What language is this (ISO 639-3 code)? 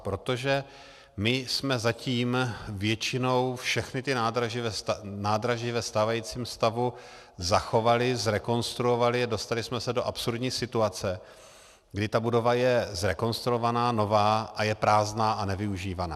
ces